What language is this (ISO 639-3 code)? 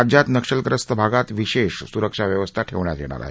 mar